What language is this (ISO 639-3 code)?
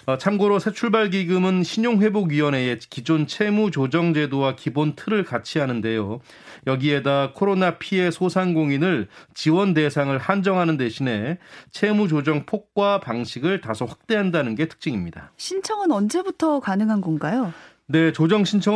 kor